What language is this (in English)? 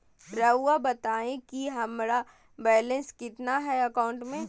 Magahi